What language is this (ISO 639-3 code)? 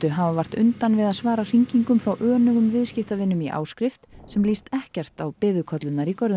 isl